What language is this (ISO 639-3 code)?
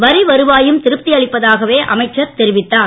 tam